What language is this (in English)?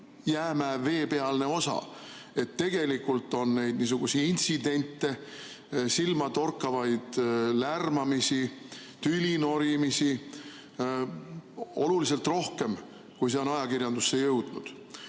Estonian